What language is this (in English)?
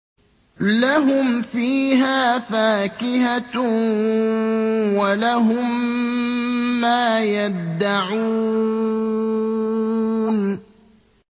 Arabic